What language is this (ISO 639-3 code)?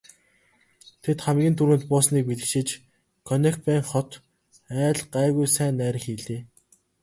mon